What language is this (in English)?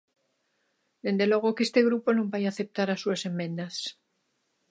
Galician